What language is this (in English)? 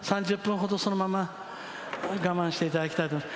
Japanese